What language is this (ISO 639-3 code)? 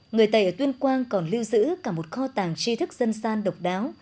vie